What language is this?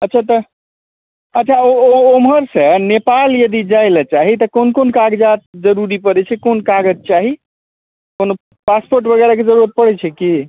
Maithili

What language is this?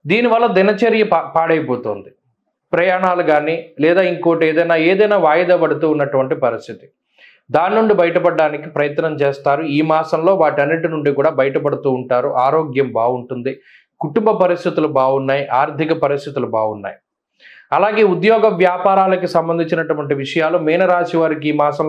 Telugu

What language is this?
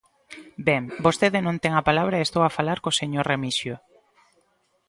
Galician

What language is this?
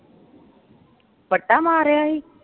Punjabi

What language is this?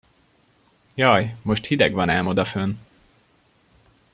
Hungarian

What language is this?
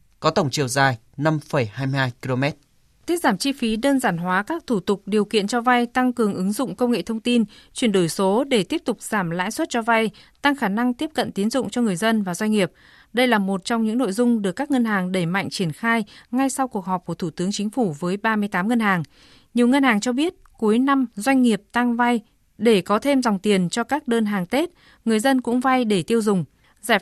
Vietnamese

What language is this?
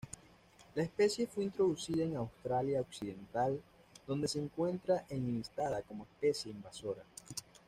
Spanish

